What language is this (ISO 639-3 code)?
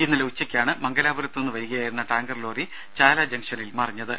mal